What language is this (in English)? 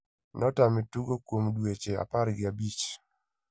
Luo (Kenya and Tanzania)